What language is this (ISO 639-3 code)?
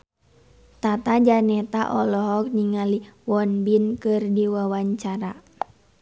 sun